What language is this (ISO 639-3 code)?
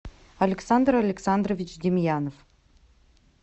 rus